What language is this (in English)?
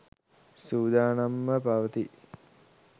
Sinhala